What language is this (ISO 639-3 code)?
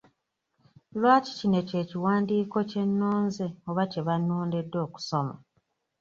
lug